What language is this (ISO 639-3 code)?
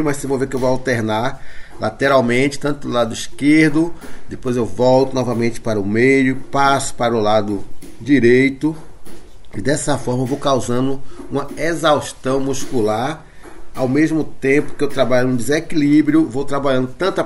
por